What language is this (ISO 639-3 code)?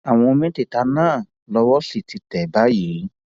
yor